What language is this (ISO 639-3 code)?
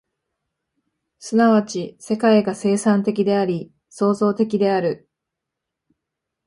jpn